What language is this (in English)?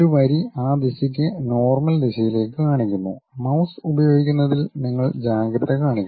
Malayalam